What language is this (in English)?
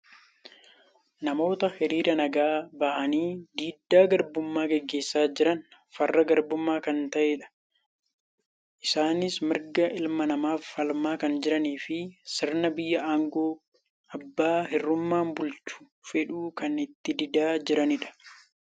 Oromo